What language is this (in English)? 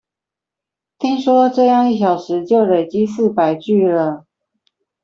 Chinese